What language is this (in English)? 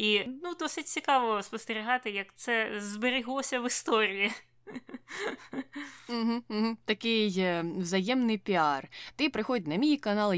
Ukrainian